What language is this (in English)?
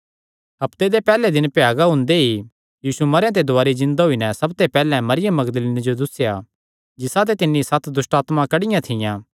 Kangri